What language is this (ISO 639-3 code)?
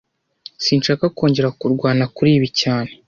kin